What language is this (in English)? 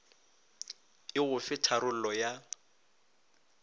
Northern Sotho